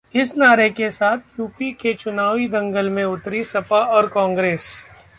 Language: Hindi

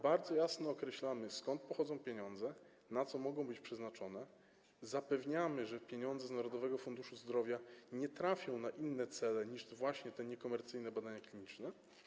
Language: Polish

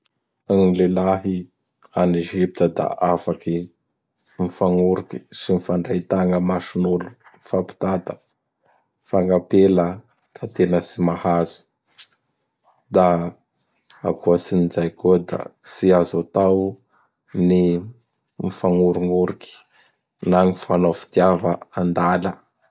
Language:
Bara Malagasy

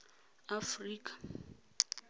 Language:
Tswana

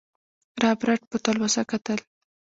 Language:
Pashto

